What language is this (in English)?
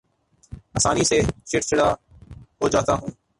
Urdu